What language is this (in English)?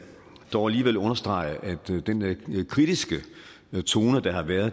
Danish